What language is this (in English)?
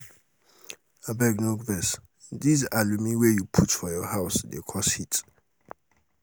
Nigerian Pidgin